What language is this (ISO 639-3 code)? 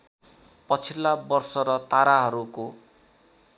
nep